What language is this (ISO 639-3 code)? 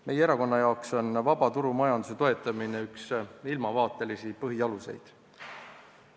est